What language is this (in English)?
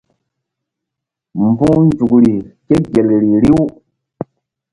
Mbum